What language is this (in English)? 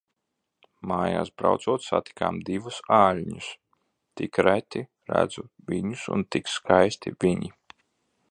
Latvian